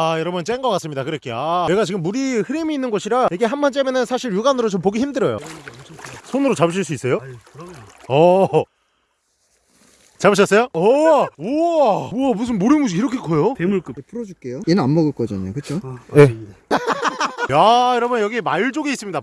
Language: Korean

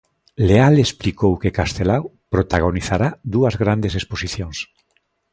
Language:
Galician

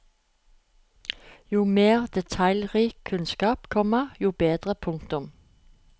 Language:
Norwegian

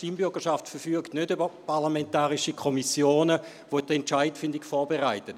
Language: Swiss German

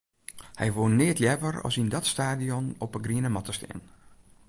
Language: Western Frisian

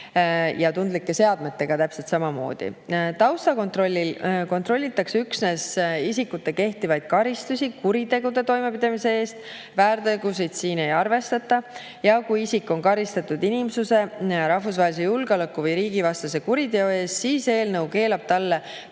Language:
Estonian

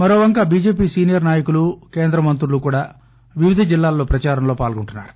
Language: Telugu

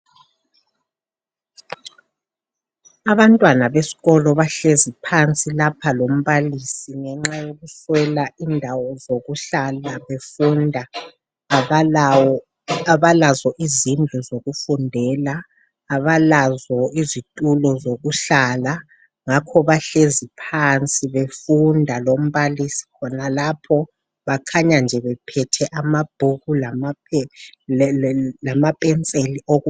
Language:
North Ndebele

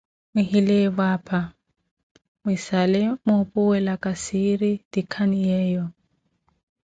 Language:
Koti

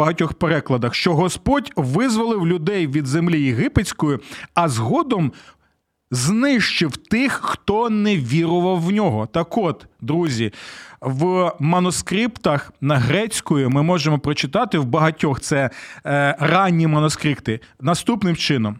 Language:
Ukrainian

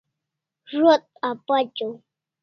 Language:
Kalasha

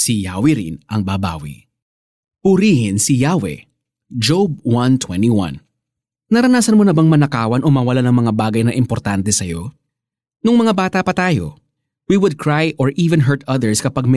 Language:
Filipino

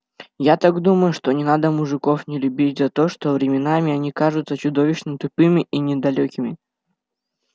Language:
Russian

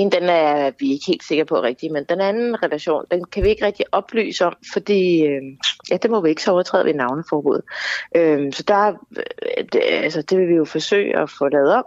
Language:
Danish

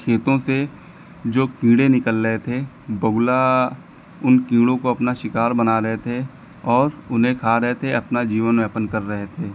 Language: Hindi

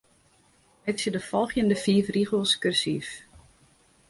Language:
Western Frisian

